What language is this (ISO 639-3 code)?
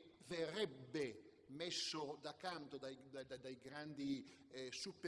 ita